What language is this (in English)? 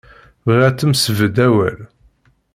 Kabyle